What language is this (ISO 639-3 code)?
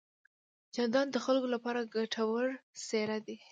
pus